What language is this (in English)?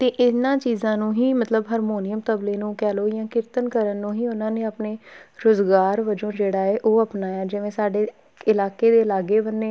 Punjabi